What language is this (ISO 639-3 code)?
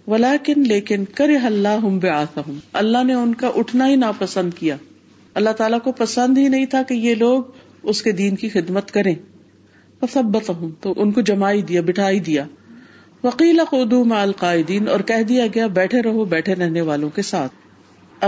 urd